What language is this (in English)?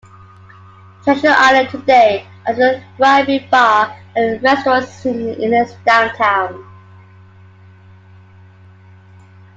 English